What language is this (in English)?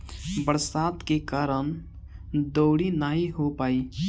Bhojpuri